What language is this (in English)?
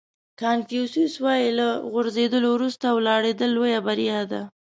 Pashto